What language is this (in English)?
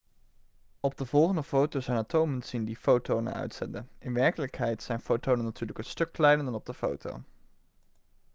Dutch